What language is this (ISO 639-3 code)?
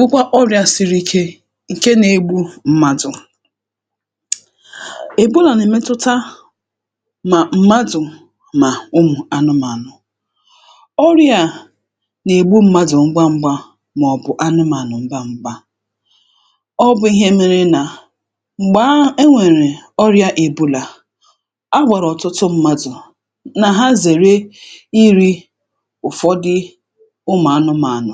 ibo